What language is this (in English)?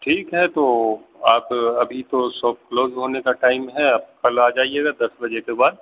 Urdu